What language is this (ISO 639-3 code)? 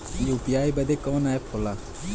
bho